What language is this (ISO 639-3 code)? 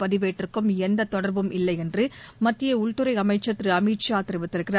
tam